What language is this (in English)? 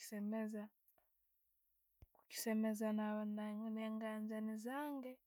Tooro